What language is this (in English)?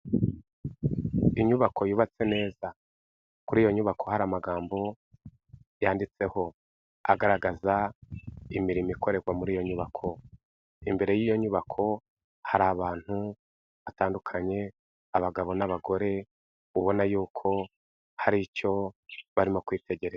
Kinyarwanda